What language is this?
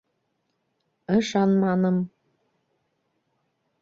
Bashkir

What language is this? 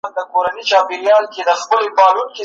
Pashto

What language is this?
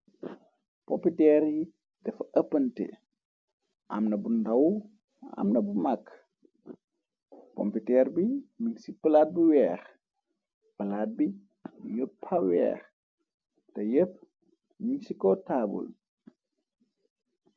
Wolof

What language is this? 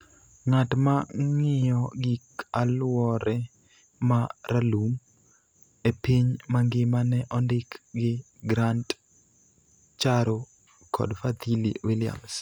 Luo (Kenya and Tanzania)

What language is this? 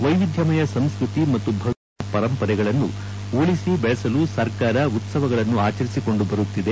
Kannada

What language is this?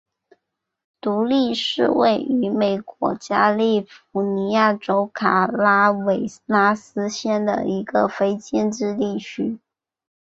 Chinese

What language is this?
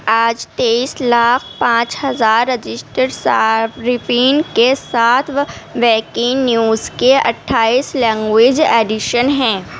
Urdu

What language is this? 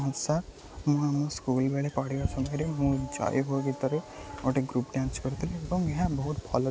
Odia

